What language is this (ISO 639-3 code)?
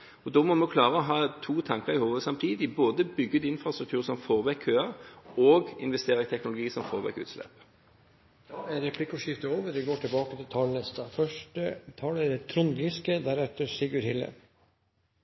nor